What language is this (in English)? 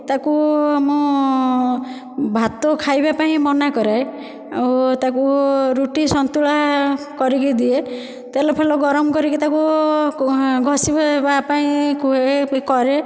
Odia